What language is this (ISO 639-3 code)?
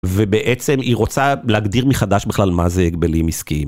heb